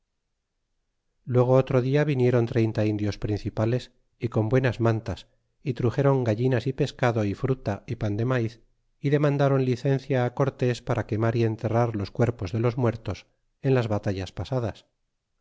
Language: Spanish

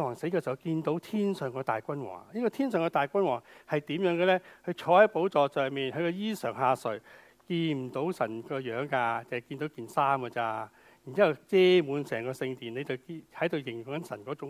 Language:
Chinese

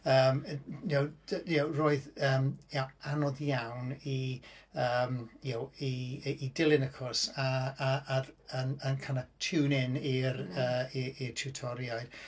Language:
Welsh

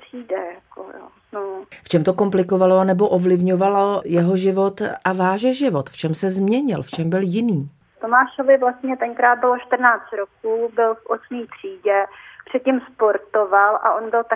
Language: Czech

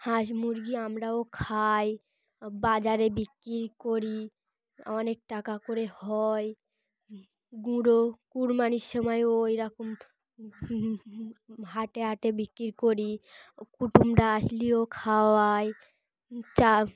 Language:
Bangla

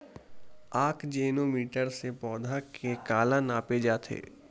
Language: Chhattisgarhi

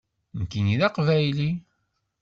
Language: Kabyle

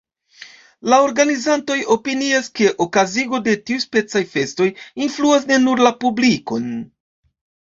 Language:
Esperanto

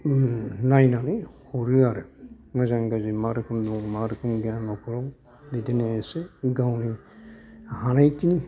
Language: Bodo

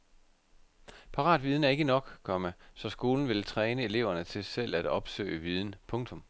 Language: Danish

